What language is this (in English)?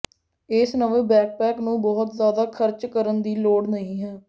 Punjabi